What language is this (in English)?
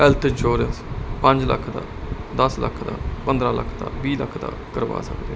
Punjabi